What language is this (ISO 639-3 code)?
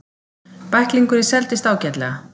isl